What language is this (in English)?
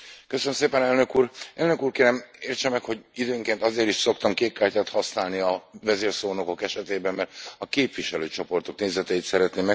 Hungarian